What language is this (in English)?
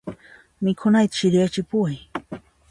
Puno Quechua